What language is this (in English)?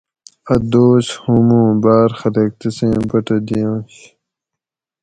Gawri